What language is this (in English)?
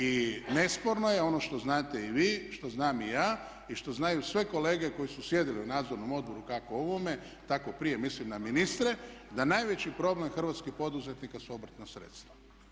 Croatian